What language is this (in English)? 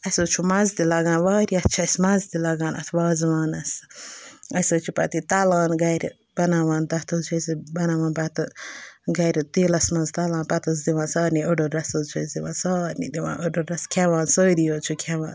Kashmiri